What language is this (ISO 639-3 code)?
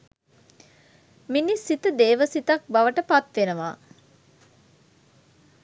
sin